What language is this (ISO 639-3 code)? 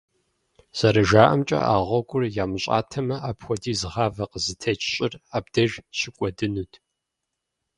kbd